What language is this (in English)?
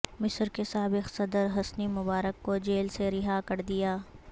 Urdu